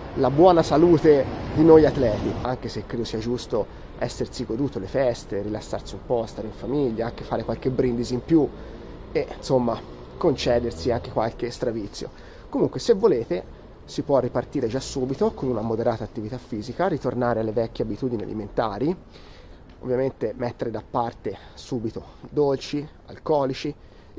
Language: Italian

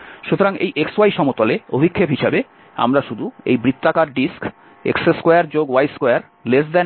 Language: Bangla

